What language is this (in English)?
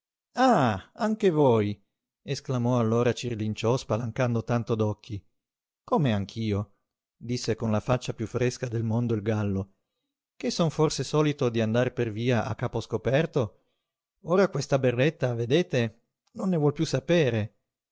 Italian